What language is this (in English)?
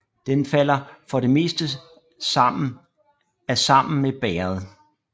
Danish